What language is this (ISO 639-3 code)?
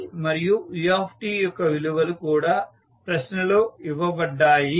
tel